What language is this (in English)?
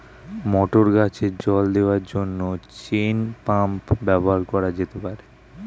Bangla